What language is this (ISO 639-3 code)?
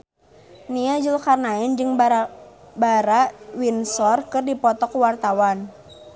sun